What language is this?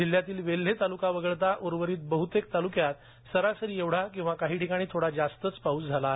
Marathi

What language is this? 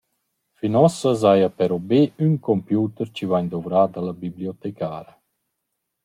Romansh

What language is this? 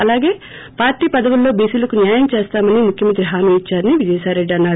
Telugu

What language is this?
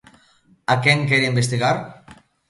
Galician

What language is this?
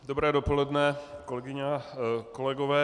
Czech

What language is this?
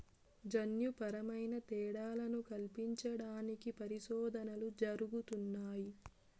Telugu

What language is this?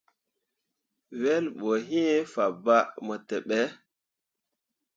Mundang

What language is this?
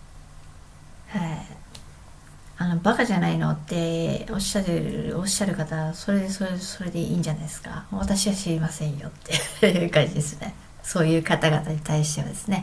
Japanese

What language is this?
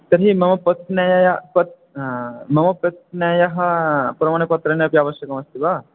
Sanskrit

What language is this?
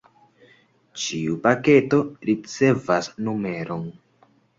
Esperanto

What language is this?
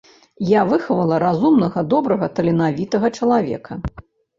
Belarusian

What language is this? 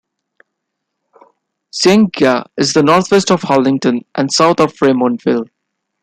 English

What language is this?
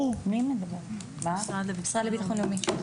Hebrew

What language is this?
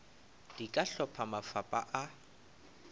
Northern Sotho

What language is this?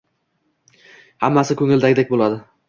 Uzbek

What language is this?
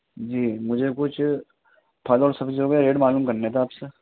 Urdu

